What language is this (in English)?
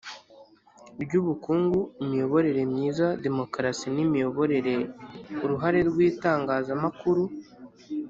Kinyarwanda